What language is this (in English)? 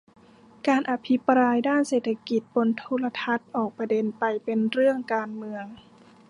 Thai